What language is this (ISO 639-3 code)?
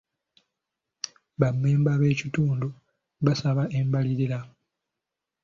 lug